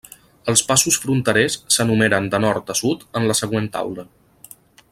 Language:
Catalan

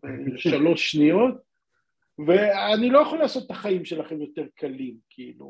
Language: Hebrew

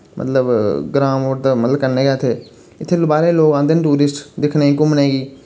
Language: Dogri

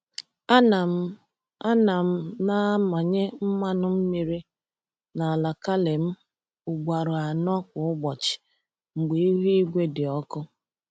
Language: Igbo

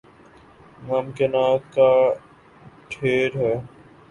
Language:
Urdu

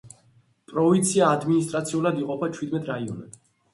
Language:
Georgian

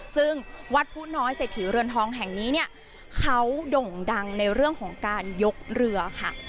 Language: Thai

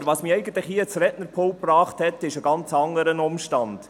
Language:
Swiss German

